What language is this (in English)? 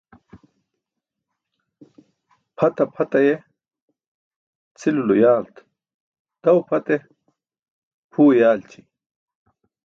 Burushaski